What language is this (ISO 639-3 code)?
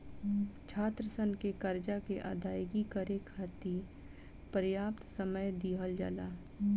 bho